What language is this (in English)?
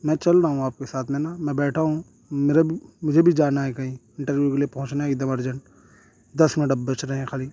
Urdu